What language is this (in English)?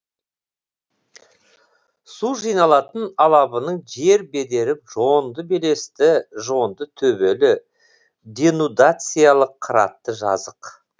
Kazakh